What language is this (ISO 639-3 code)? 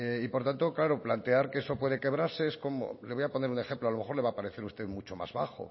spa